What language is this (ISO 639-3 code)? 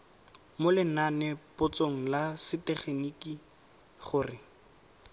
tsn